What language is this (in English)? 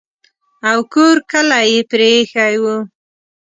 Pashto